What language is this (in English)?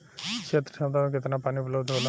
Bhojpuri